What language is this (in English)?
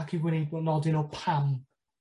Welsh